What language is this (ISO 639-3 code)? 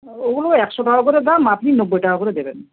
ben